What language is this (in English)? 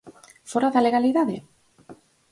Galician